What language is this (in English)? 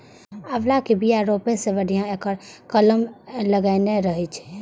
Maithili